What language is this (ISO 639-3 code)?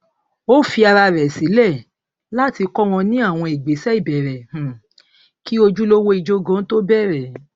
yor